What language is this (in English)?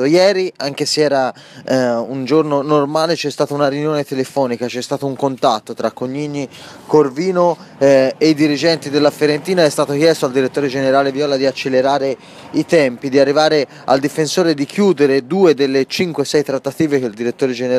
Italian